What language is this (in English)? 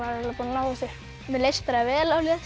Icelandic